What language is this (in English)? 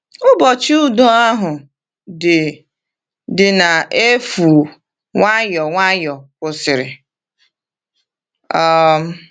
Igbo